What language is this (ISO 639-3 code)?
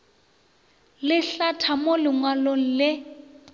nso